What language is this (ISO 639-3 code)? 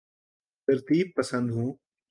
urd